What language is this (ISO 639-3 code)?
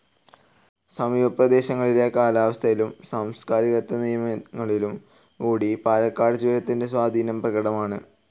mal